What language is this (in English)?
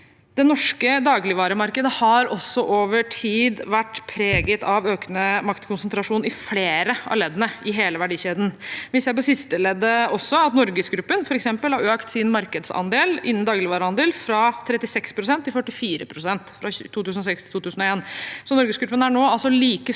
Norwegian